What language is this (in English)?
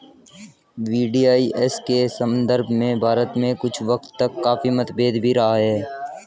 Hindi